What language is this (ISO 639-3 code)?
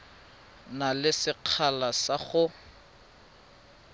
tsn